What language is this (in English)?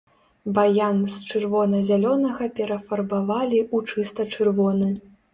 Belarusian